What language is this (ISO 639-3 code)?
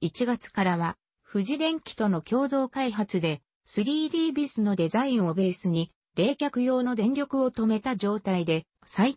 jpn